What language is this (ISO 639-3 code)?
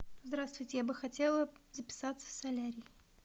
rus